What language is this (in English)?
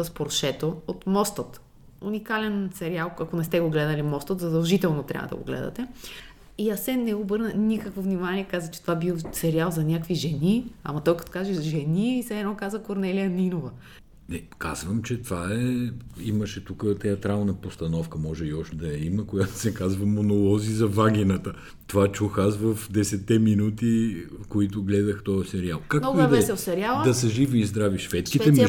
Bulgarian